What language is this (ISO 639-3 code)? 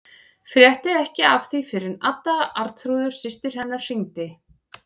isl